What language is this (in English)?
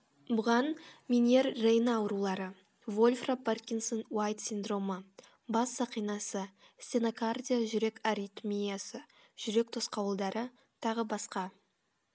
Kazakh